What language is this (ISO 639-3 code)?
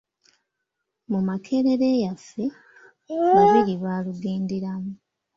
lug